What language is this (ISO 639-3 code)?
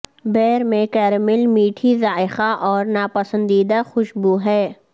urd